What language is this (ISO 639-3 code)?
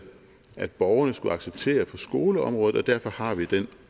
dan